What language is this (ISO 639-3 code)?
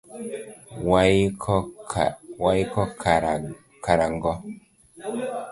luo